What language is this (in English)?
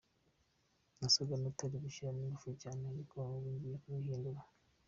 Kinyarwanda